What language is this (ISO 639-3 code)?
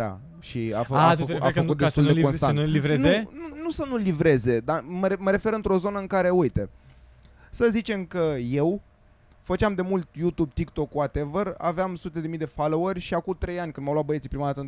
ron